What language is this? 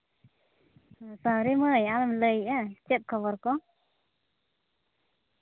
Santali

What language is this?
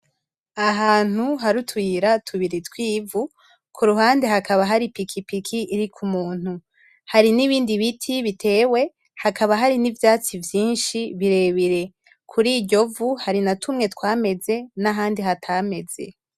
Rundi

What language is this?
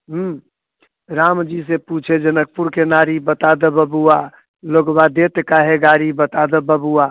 Maithili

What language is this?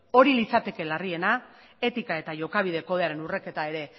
Basque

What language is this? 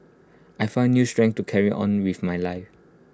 English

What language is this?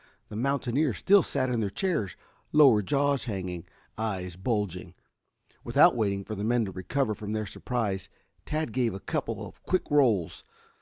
English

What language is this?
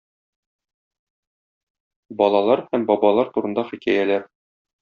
Tatar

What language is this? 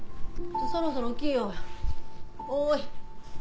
Japanese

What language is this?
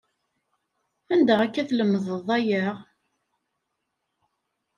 Kabyle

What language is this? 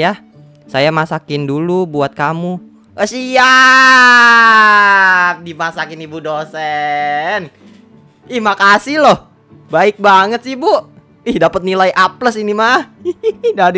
Indonesian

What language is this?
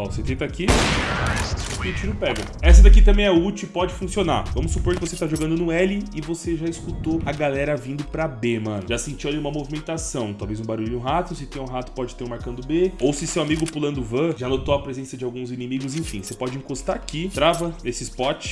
Portuguese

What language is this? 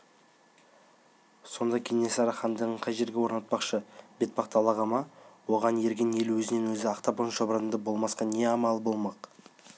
Kazakh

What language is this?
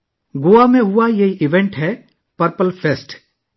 Urdu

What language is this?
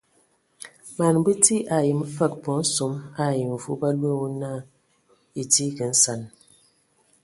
Ewondo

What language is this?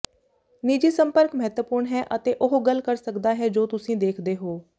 Punjabi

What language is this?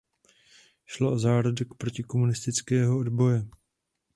Czech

